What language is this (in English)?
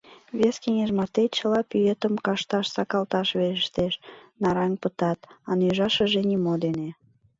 Mari